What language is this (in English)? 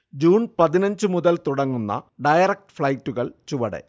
Malayalam